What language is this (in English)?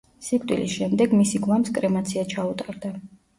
Georgian